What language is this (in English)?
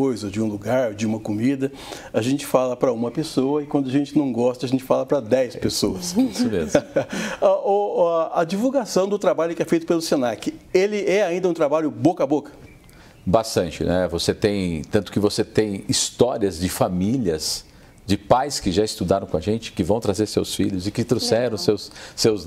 Portuguese